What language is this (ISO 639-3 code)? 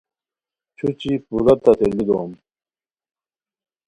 khw